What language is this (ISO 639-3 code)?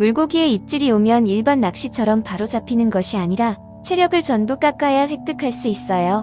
kor